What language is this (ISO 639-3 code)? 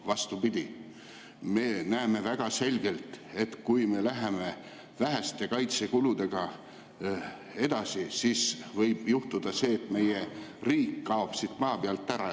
est